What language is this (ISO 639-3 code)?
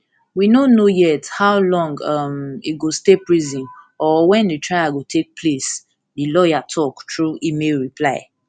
pcm